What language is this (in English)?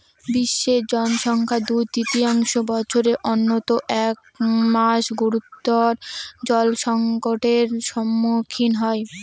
Bangla